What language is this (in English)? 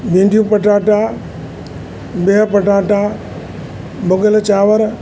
Sindhi